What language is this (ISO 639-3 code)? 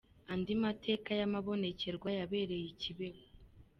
kin